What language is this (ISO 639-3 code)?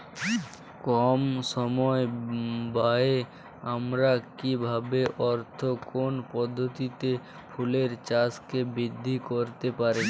ben